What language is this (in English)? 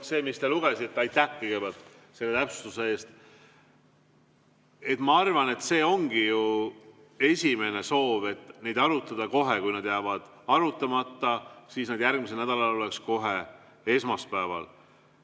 Estonian